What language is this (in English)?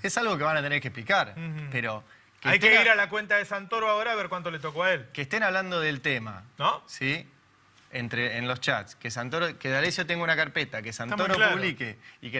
Spanish